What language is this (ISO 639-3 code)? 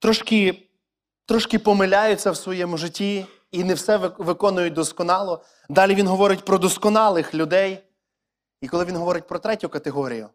ukr